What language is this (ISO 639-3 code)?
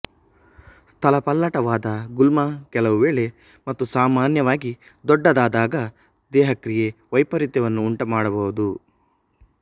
kan